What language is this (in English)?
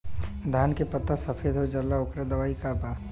Bhojpuri